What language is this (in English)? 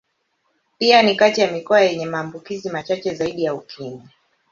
Swahili